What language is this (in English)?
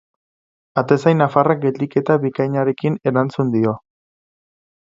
Basque